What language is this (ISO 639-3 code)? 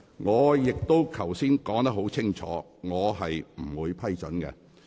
yue